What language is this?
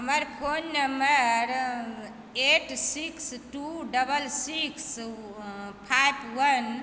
Maithili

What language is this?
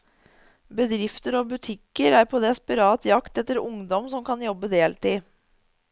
Norwegian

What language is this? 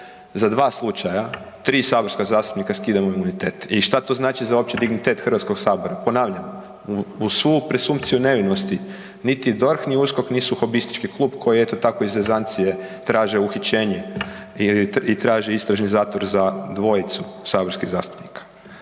Croatian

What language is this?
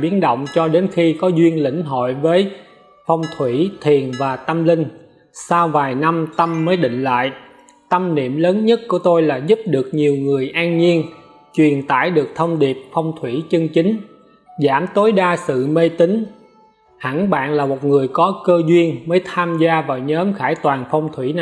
Vietnamese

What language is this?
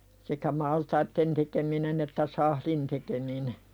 Finnish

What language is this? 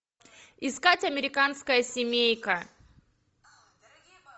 Russian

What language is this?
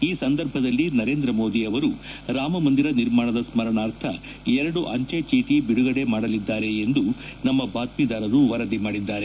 Kannada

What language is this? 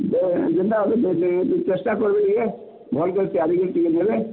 Odia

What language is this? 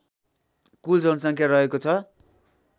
Nepali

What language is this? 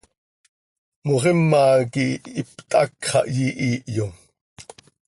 Seri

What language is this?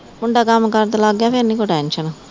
Punjabi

